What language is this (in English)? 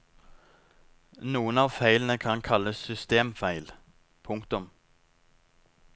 Norwegian